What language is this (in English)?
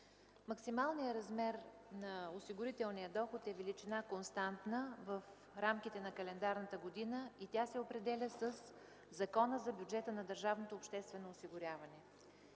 Bulgarian